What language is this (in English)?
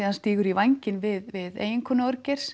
Icelandic